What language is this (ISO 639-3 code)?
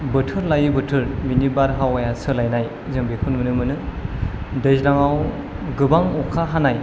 brx